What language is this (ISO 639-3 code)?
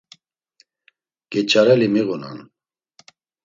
lzz